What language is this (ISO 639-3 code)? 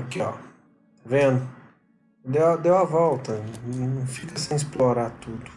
por